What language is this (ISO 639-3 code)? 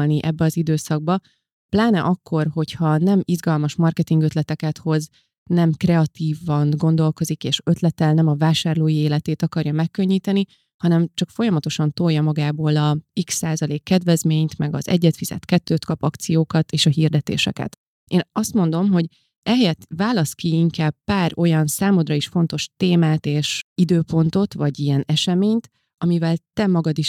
hun